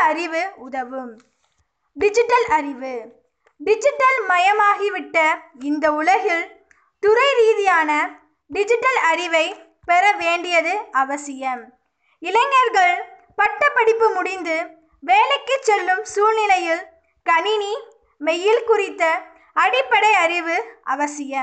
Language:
Tamil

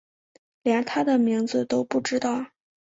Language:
Chinese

